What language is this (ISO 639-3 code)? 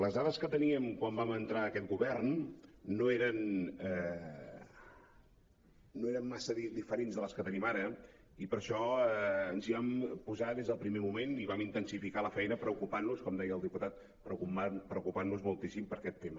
cat